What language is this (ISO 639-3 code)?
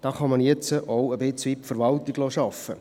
gsw